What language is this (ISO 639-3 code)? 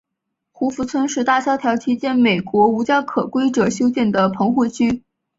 zho